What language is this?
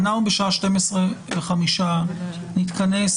Hebrew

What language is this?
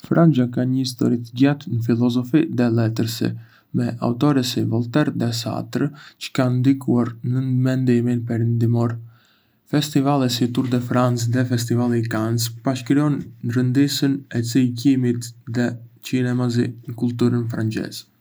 Arbëreshë Albanian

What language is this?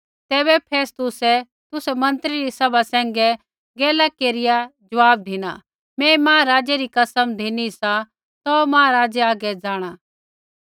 Kullu Pahari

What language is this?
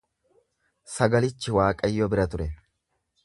Oromo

